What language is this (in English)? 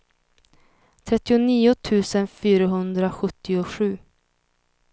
Swedish